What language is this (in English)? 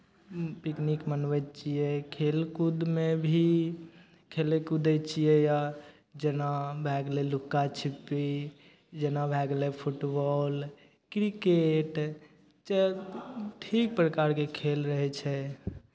Maithili